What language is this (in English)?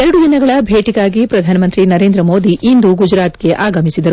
Kannada